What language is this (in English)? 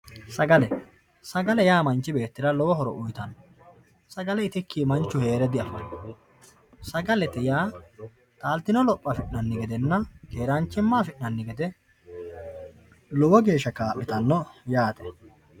Sidamo